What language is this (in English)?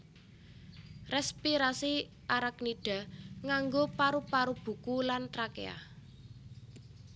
Javanese